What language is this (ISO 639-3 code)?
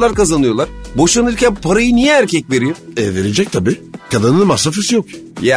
tur